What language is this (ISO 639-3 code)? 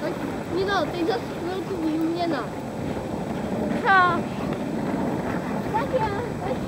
ces